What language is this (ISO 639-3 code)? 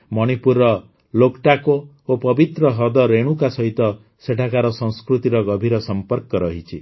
ori